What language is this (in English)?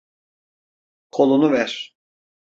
Turkish